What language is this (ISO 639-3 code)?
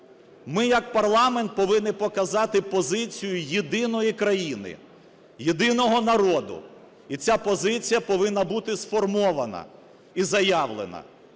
ukr